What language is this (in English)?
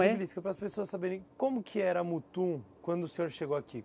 Portuguese